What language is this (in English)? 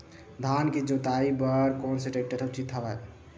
Chhattisgarhi